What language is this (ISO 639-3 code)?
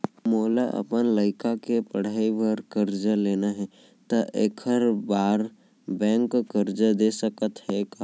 hne